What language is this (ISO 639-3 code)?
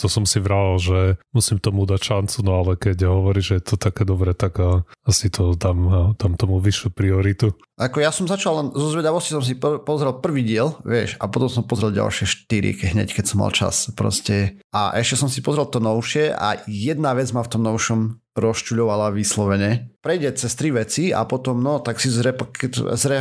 slk